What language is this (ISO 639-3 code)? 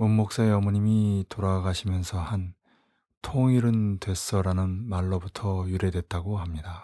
kor